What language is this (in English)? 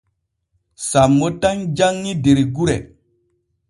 Borgu Fulfulde